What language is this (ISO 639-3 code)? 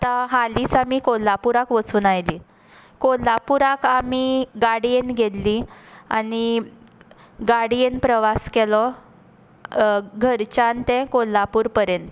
kok